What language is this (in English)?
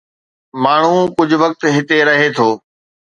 Sindhi